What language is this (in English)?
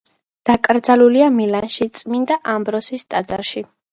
Georgian